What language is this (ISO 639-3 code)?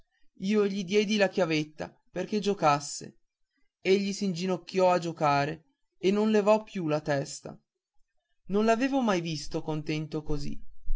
ita